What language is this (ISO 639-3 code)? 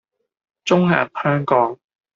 yue